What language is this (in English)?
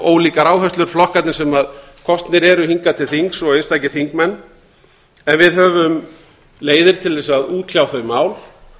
Icelandic